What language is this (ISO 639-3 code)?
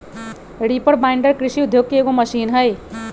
mag